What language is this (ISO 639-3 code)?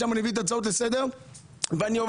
heb